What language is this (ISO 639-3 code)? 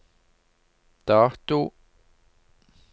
nor